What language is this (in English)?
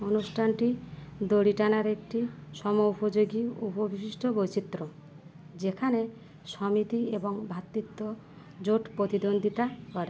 Bangla